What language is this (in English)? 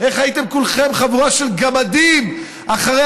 Hebrew